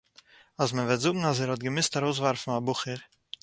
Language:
Yiddish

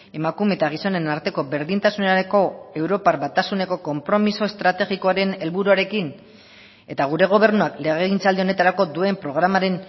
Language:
Basque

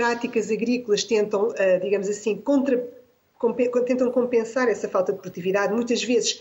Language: Portuguese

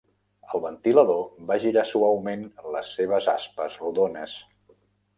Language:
Catalan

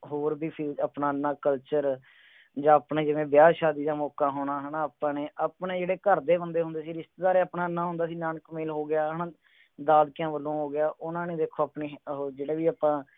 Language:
Punjabi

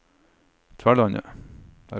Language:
Norwegian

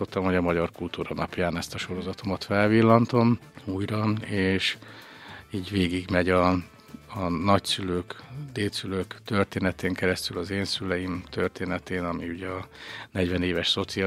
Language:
Hungarian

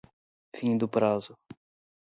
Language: Portuguese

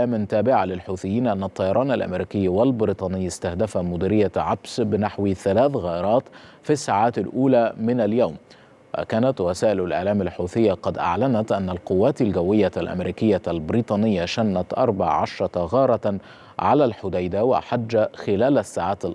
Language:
Arabic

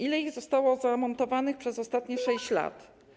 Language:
Polish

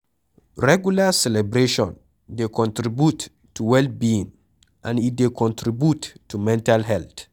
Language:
Nigerian Pidgin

